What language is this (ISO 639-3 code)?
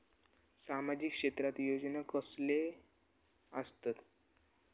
mar